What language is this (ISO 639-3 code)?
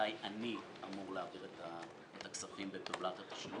heb